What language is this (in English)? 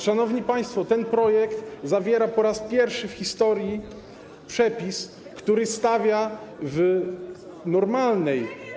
Polish